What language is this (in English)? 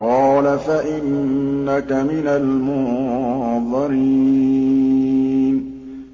Arabic